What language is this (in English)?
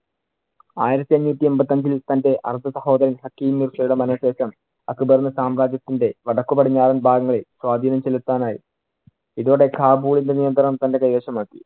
Malayalam